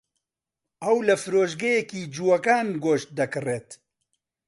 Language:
Central Kurdish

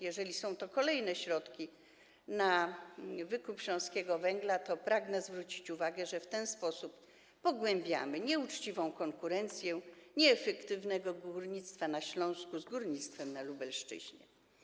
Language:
Polish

